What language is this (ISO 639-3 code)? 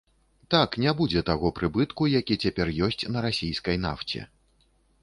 bel